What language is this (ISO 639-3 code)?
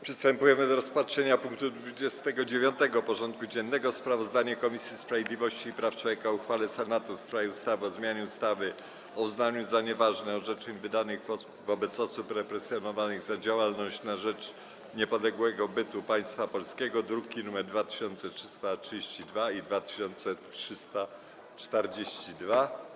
pol